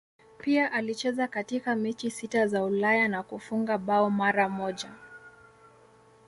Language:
Swahili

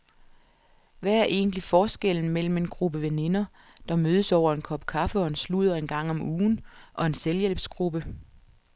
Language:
Danish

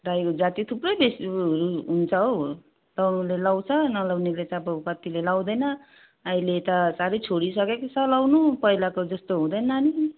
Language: Nepali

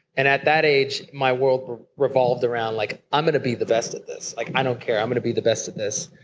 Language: English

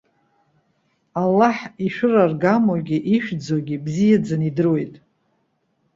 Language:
Abkhazian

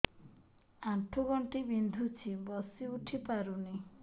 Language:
Odia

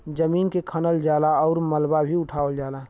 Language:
Bhojpuri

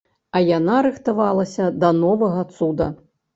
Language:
Belarusian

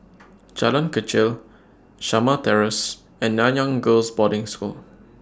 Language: English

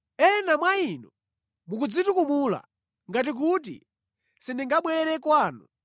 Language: Nyanja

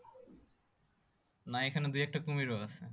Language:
Bangla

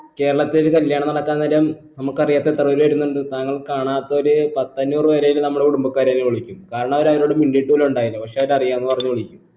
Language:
Malayalam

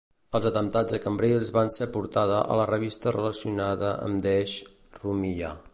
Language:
Catalan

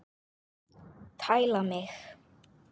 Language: Icelandic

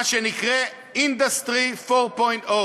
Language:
Hebrew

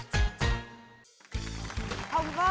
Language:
Vietnamese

